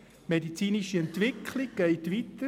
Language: Swiss German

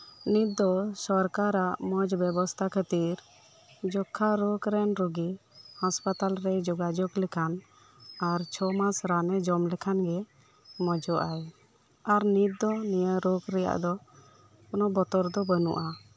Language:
Santali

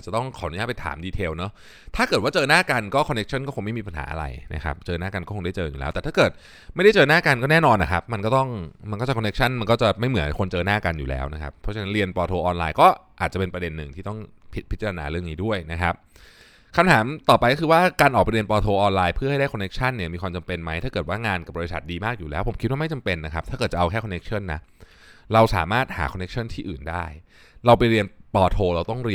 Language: Thai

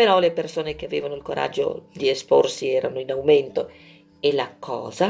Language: Italian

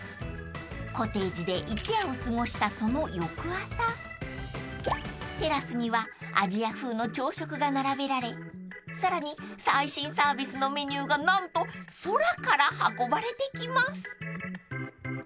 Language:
Japanese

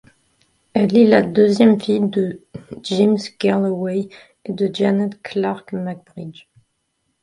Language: French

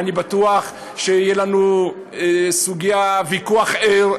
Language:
Hebrew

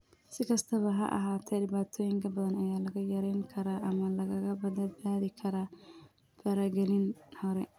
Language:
Somali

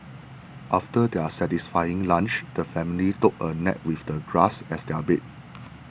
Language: English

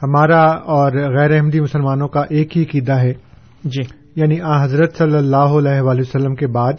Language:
Urdu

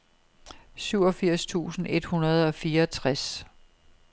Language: Danish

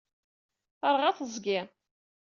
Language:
Kabyle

